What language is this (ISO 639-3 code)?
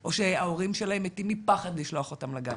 heb